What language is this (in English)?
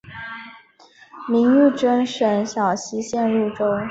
Chinese